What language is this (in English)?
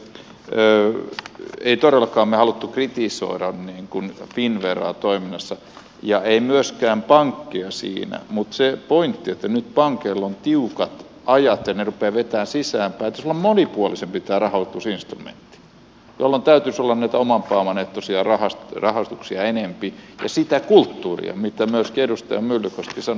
Finnish